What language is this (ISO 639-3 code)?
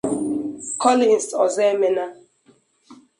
ibo